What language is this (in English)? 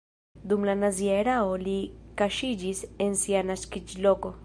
Esperanto